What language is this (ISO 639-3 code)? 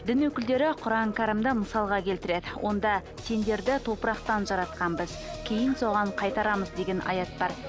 kaz